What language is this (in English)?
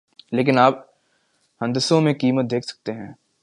Urdu